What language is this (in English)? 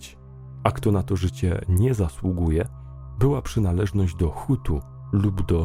Polish